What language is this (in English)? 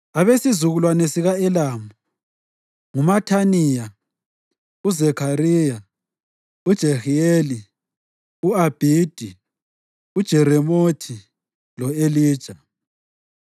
North Ndebele